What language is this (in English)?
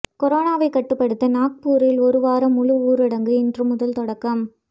Tamil